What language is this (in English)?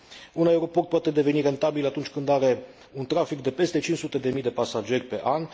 Romanian